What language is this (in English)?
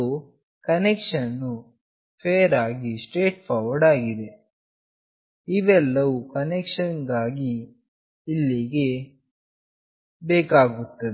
Kannada